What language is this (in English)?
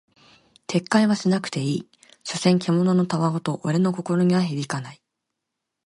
Japanese